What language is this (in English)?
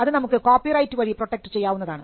Malayalam